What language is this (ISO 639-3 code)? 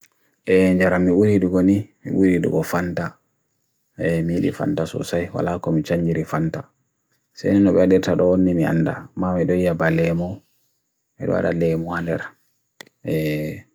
fui